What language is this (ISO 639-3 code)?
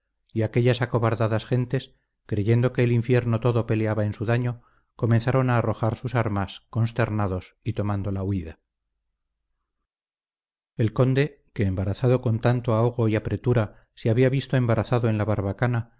spa